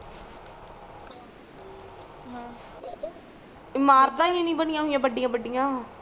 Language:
Punjabi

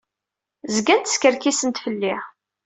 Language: Kabyle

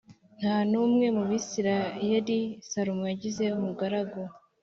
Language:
Kinyarwanda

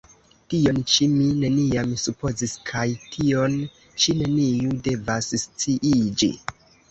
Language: Esperanto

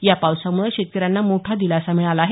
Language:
Marathi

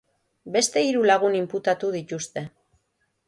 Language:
Basque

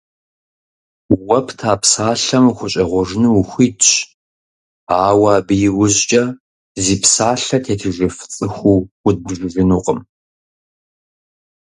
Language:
Kabardian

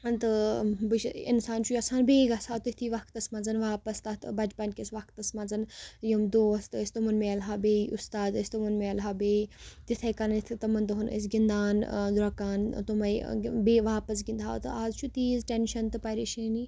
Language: Kashmiri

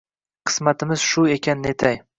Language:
Uzbek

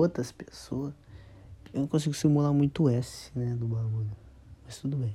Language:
Portuguese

